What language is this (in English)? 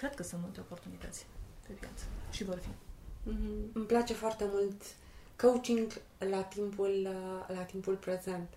Romanian